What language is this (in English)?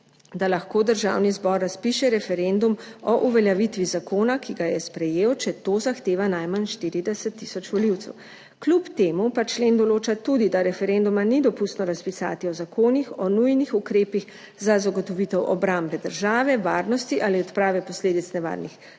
Slovenian